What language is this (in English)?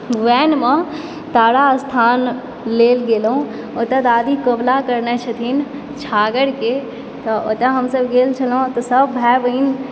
Maithili